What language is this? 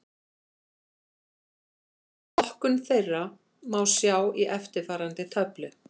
Icelandic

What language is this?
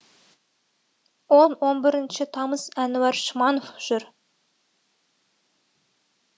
Kazakh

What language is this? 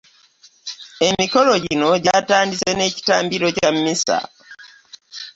Ganda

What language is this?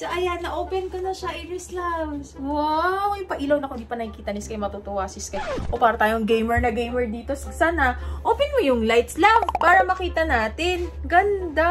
Filipino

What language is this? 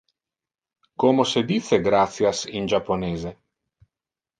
Interlingua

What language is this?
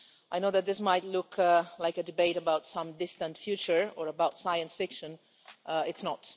English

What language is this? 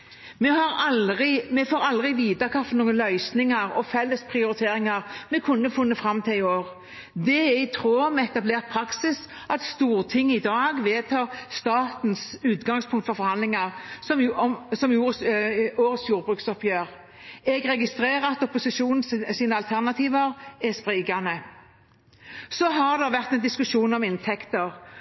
Norwegian Bokmål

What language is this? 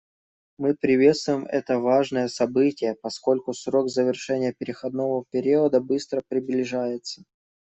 Russian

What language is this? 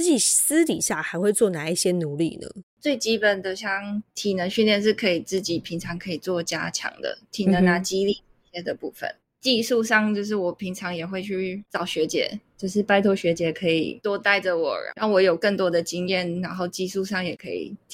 Chinese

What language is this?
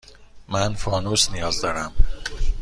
Persian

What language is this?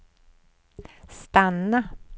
Swedish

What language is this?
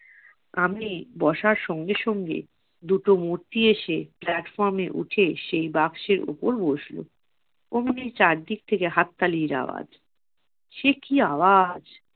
Bangla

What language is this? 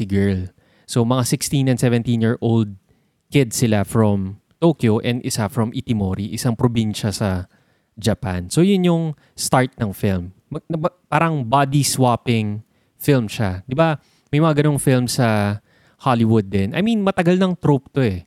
Filipino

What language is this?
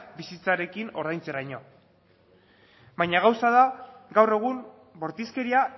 Basque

